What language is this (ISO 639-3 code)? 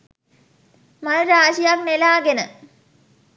sin